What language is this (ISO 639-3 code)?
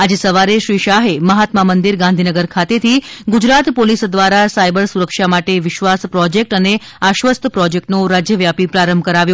guj